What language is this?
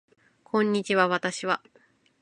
Japanese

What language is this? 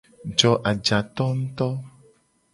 Gen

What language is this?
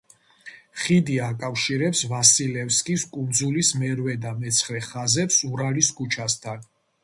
Georgian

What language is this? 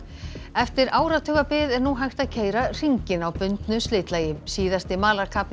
Icelandic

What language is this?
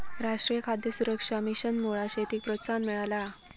Marathi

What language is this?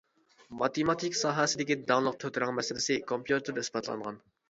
Uyghur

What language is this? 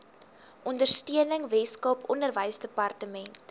Afrikaans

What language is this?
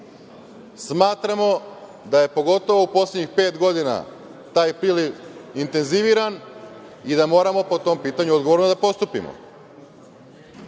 Serbian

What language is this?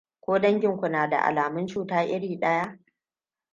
Hausa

